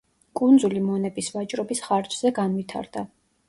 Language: Georgian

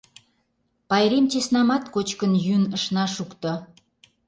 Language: Mari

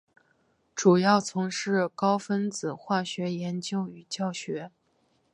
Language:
Chinese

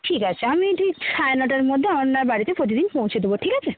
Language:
Bangla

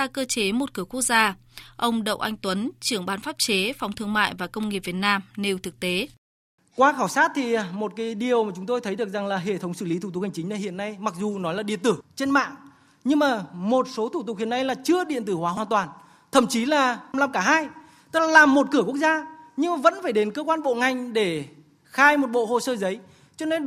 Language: Vietnamese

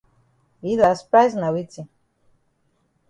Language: Cameroon Pidgin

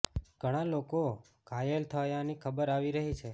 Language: Gujarati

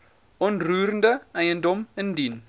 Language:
Afrikaans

